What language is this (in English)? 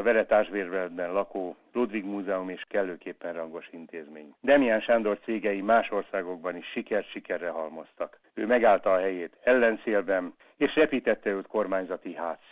Hungarian